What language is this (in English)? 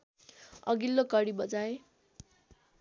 Nepali